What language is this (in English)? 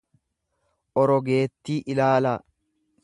Oromo